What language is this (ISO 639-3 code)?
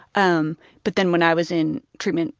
eng